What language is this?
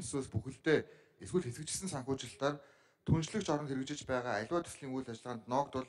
Korean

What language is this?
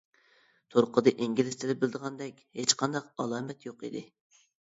Uyghur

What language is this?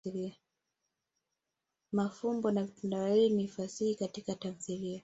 Swahili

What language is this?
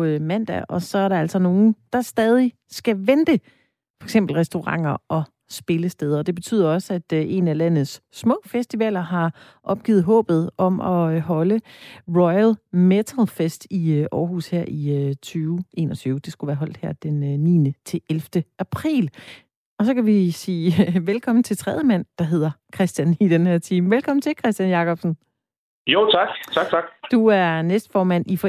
Danish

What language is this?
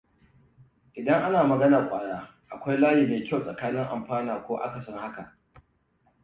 Hausa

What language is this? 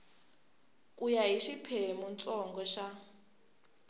Tsonga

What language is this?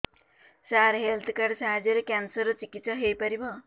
Odia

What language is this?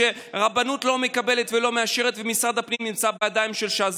Hebrew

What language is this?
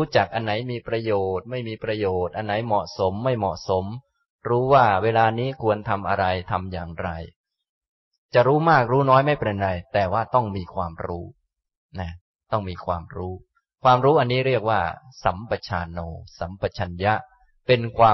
Thai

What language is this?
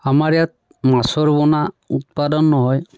Assamese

